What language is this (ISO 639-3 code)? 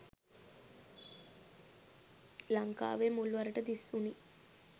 sin